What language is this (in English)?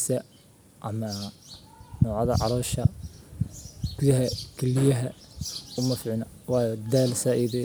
Somali